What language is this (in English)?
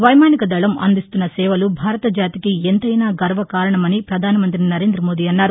Telugu